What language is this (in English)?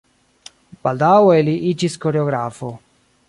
Esperanto